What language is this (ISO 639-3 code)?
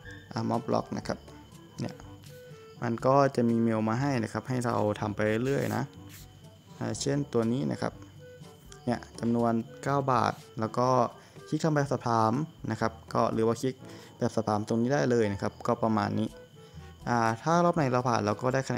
tha